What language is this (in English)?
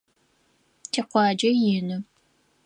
Adyghe